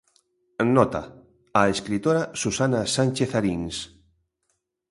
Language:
Galician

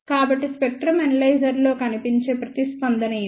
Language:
Telugu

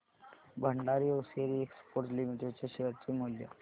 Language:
Marathi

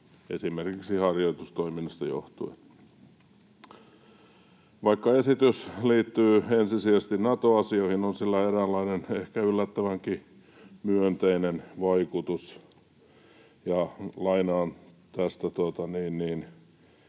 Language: Finnish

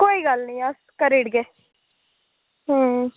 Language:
Dogri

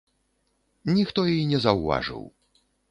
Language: Belarusian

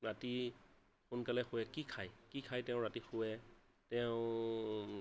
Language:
Assamese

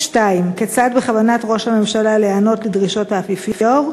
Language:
Hebrew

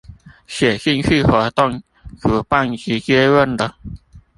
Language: Chinese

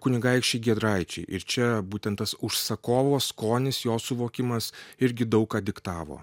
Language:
Lithuanian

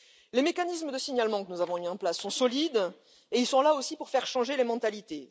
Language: French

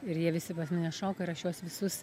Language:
Lithuanian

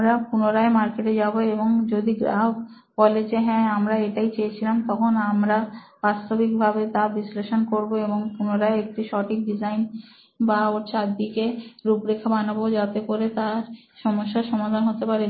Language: Bangla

